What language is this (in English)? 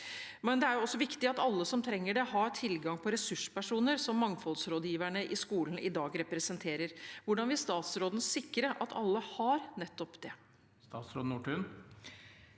Norwegian